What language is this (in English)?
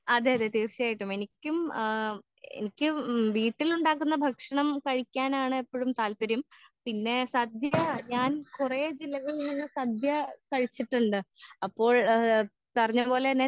Malayalam